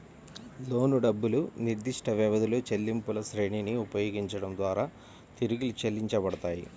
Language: Telugu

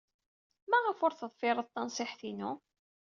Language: Kabyle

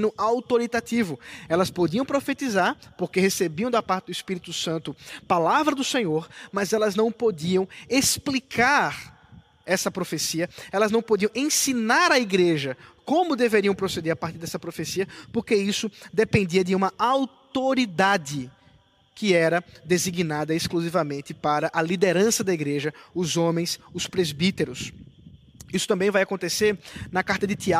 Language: Portuguese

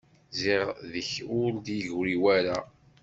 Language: Kabyle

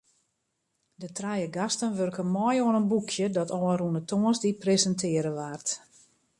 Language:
Western Frisian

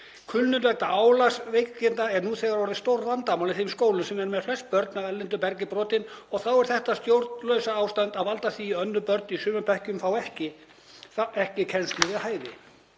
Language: Icelandic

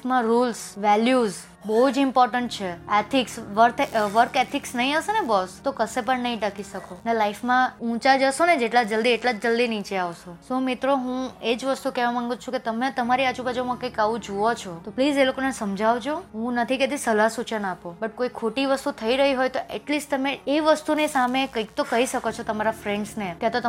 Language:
Gujarati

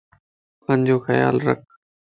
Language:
Lasi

